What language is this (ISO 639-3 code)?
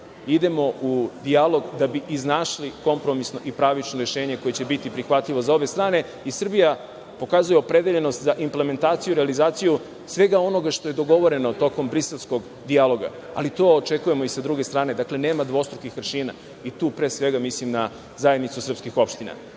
srp